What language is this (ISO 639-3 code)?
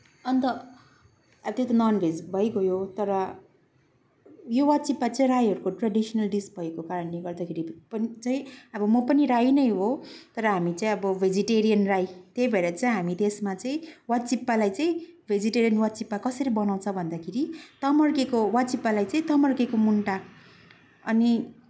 nep